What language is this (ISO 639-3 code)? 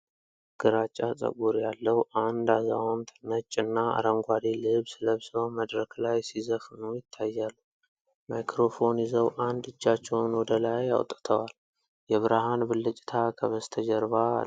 amh